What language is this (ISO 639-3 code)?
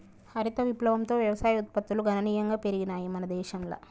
tel